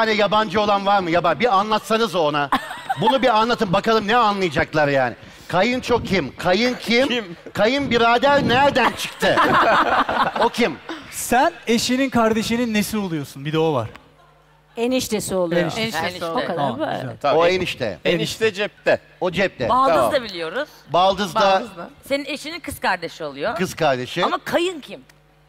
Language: Turkish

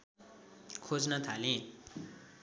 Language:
Nepali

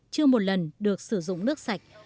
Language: Vietnamese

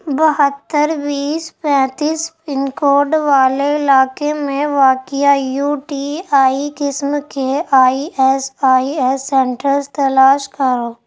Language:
Urdu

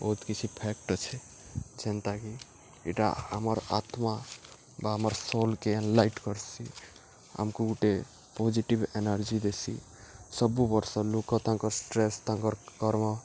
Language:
Odia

